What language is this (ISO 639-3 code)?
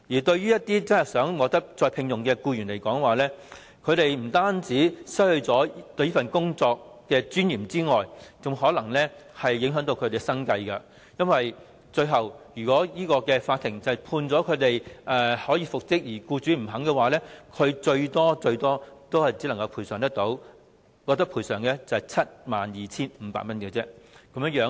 yue